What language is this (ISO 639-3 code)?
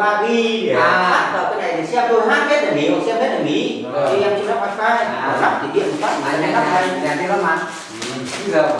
vie